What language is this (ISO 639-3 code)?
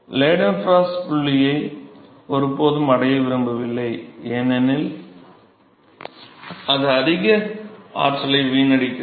tam